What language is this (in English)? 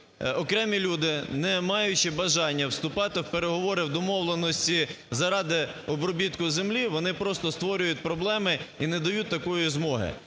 Ukrainian